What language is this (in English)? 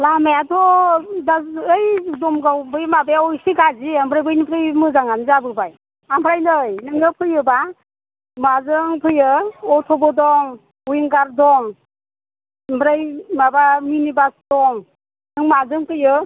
Bodo